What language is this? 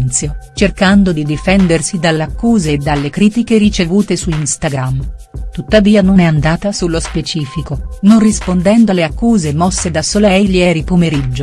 Italian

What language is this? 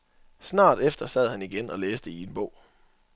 Danish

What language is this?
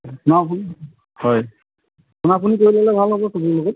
Assamese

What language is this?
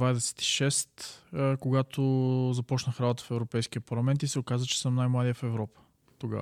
Bulgarian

